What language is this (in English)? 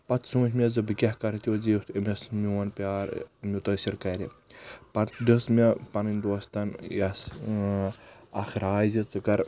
Kashmiri